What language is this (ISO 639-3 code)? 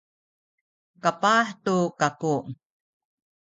szy